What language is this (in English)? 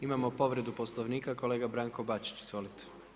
Croatian